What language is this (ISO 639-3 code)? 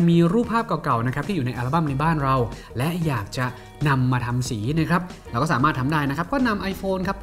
tha